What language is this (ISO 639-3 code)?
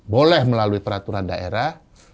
ind